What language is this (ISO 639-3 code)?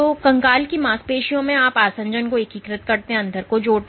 hin